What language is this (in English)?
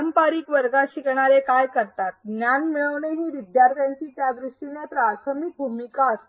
Marathi